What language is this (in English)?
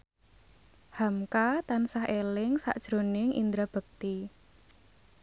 Javanese